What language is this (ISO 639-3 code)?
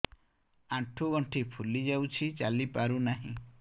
ori